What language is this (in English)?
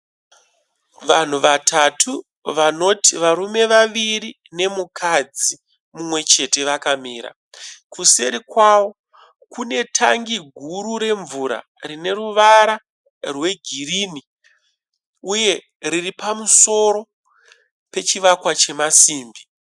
Shona